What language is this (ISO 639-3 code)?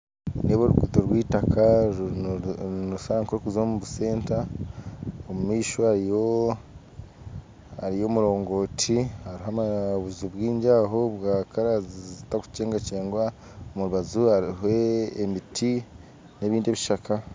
nyn